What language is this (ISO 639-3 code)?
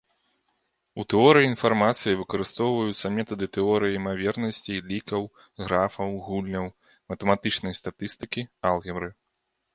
bel